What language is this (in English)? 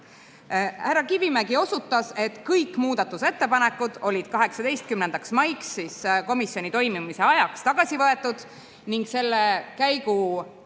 Estonian